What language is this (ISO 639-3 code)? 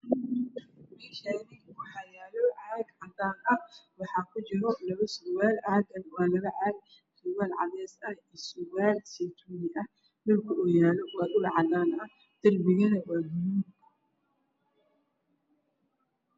som